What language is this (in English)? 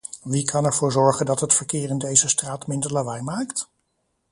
Dutch